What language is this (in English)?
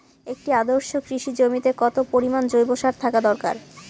Bangla